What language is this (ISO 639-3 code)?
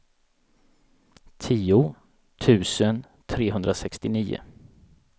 swe